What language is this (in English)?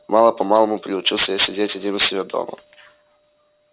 Russian